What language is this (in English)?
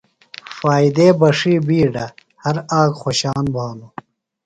Phalura